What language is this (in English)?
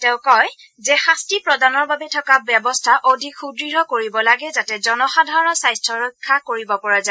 Assamese